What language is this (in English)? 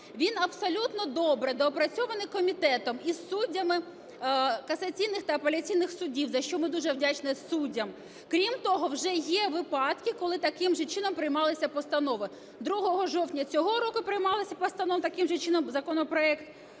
Ukrainian